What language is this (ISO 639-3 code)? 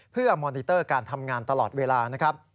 tha